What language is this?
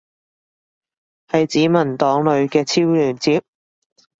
Cantonese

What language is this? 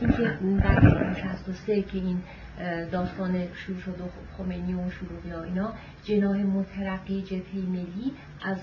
Persian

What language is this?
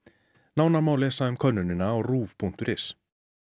Icelandic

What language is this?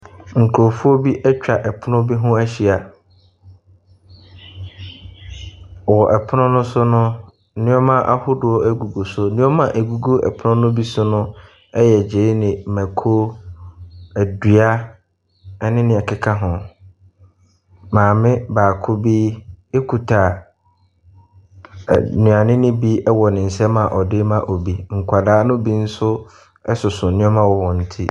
Akan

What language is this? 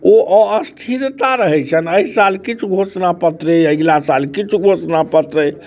Maithili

